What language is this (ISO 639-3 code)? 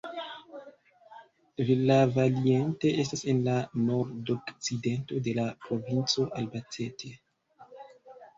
epo